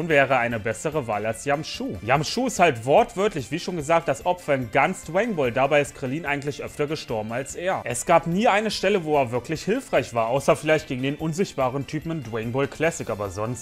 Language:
German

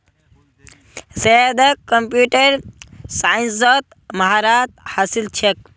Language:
Magahi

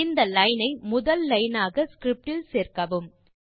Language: Tamil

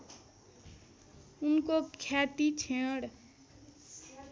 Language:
Nepali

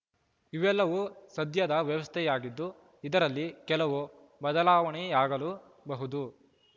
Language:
Kannada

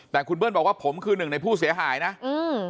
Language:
Thai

